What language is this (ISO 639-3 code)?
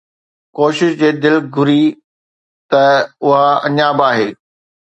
snd